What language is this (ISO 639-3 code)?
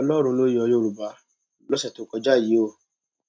yor